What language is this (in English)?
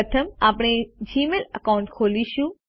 Gujarati